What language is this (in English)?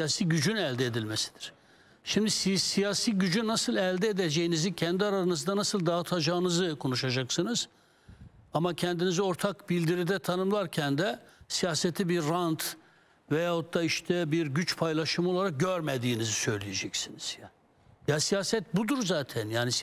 Turkish